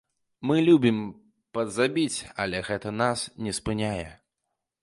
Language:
Belarusian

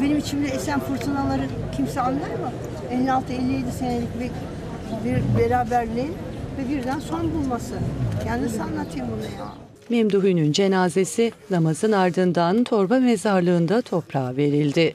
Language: Turkish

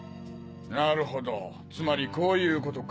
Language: Japanese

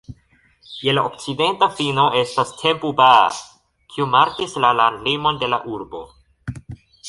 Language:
Esperanto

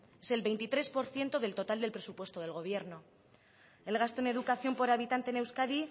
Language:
Spanish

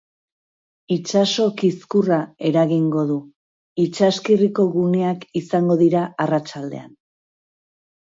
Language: Basque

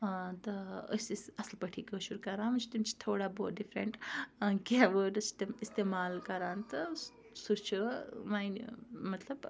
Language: Kashmiri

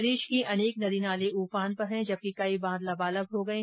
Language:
Hindi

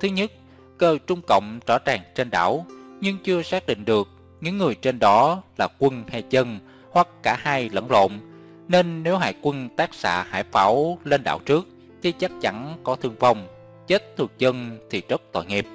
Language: Vietnamese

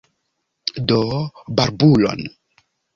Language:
Esperanto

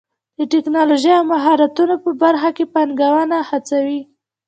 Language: Pashto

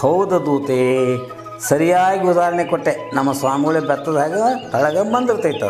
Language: Kannada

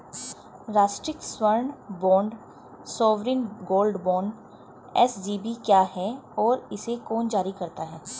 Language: Hindi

